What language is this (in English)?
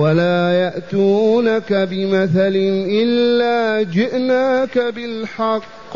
Arabic